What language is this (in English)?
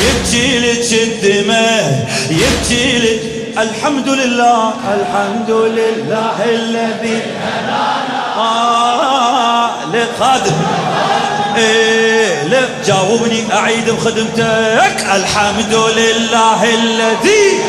Arabic